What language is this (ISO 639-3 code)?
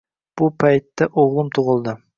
uzb